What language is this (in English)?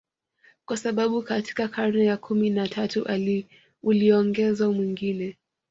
Swahili